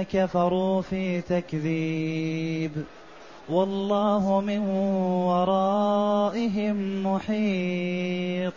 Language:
Arabic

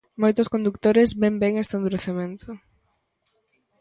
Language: Galician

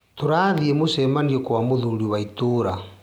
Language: Kikuyu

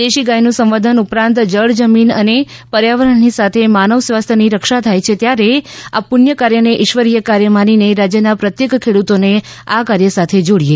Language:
Gujarati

